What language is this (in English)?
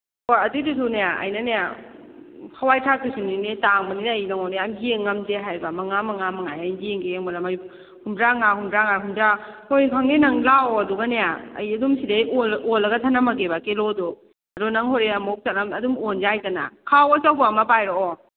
Manipuri